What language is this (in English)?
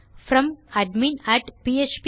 Tamil